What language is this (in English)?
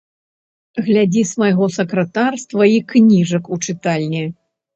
Belarusian